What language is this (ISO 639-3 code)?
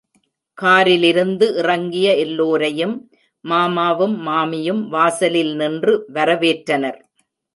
tam